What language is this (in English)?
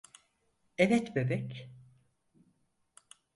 Turkish